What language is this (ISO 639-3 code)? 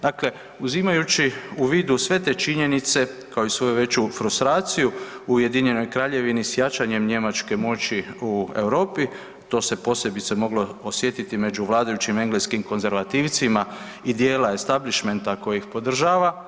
hrv